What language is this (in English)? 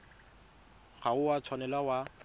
Tswana